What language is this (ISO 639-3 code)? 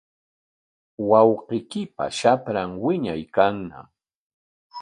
qwa